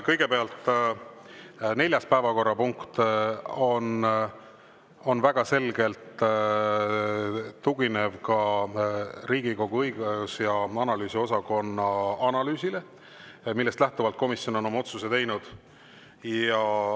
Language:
Estonian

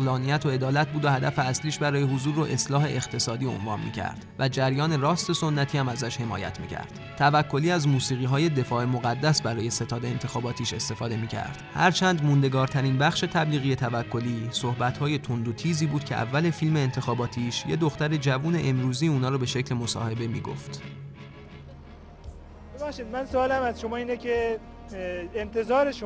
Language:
Persian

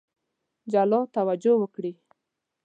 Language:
Pashto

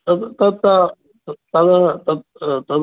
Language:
Sanskrit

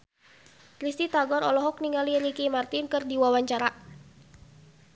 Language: Sundanese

